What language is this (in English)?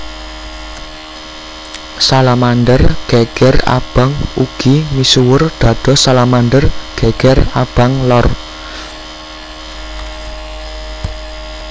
Javanese